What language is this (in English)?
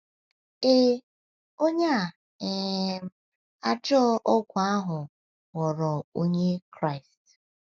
Igbo